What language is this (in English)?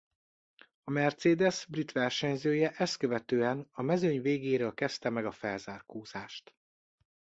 Hungarian